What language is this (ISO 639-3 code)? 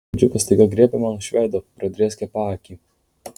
lit